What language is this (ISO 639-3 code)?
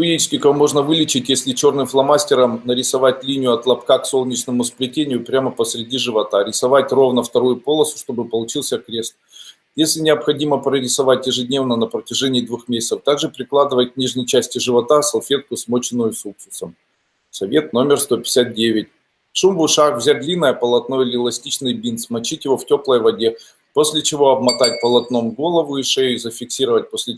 rus